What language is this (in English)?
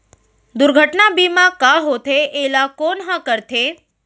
Chhattisgarhi